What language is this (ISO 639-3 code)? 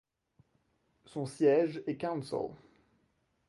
fra